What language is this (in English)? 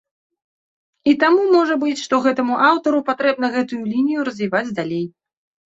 Belarusian